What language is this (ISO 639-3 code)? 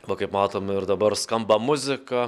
lit